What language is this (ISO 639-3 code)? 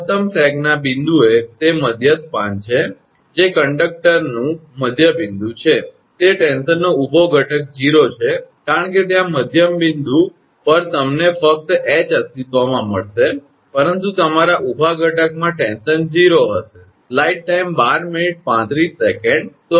guj